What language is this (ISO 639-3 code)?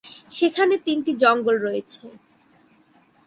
ben